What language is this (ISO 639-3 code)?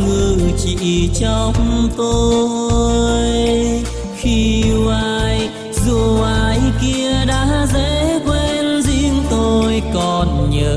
vie